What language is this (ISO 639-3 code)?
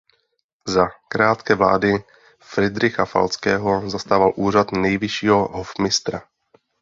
ces